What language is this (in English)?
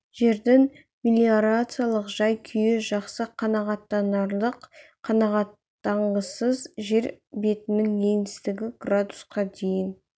Kazakh